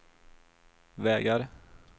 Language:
Swedish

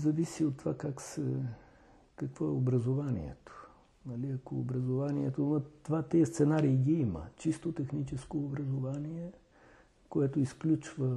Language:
Bulgarian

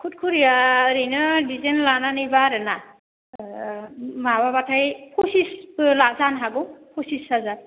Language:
Bodo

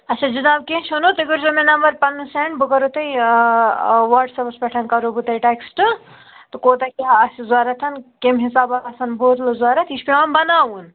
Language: Kashmiri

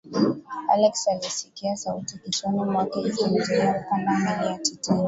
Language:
Swahili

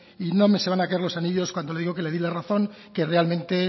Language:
Spanish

